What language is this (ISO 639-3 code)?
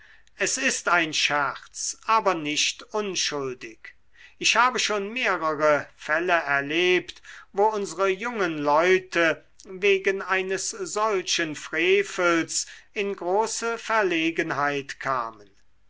deu